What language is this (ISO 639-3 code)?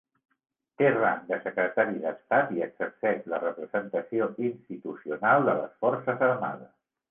cat